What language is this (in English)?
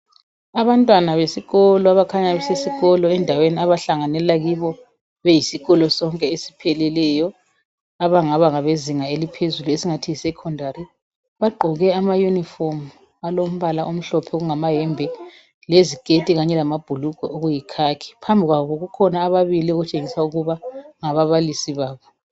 North Ndebele